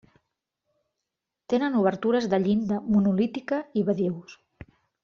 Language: Catalan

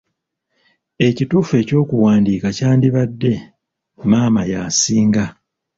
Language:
Ganda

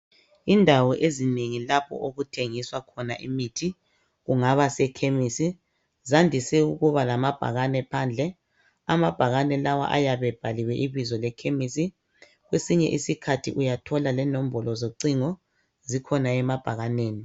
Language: North Ndebele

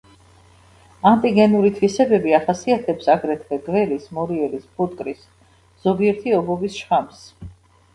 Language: Georgian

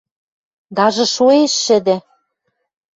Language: Western Mari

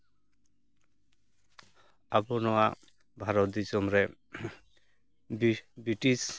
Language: Santali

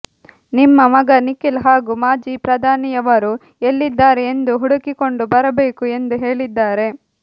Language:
Kannada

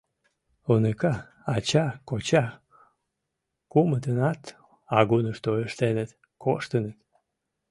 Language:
Mari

